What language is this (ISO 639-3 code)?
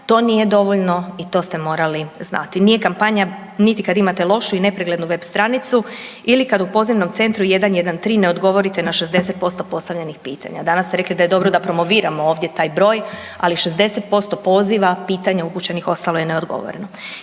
hrv